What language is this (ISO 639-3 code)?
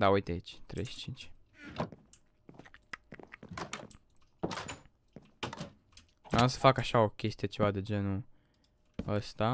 ron